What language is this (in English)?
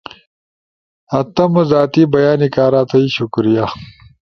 Ushojo